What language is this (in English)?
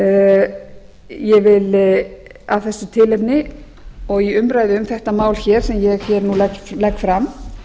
Icelandic